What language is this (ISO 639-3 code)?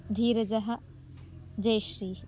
san